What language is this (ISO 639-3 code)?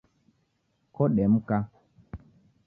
dav